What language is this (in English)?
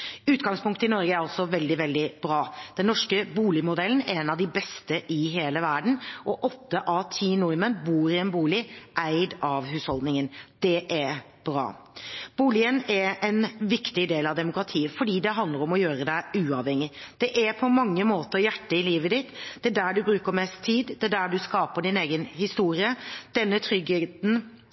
Norwegian Bokmål